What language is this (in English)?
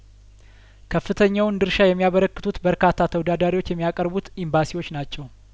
Amharic